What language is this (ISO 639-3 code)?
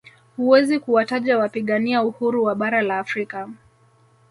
swa